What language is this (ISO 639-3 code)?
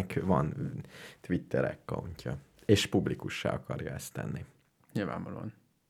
hun